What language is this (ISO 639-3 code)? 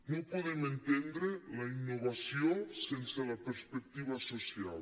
cat